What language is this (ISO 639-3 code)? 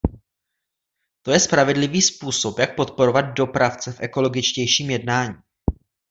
ces